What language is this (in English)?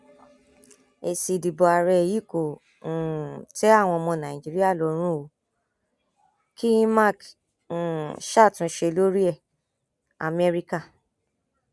Yoruba